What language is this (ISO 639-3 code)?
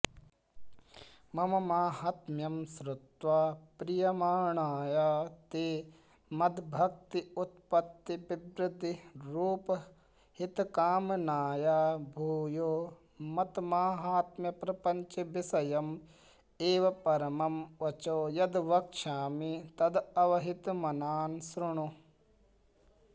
san